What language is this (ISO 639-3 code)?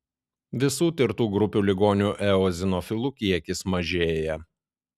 lit